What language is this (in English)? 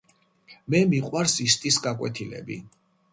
Georgian